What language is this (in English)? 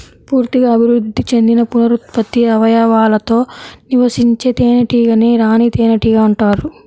Telugu